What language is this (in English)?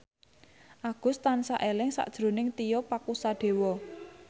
Javanese